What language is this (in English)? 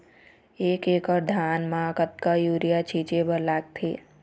Chhattisgarhi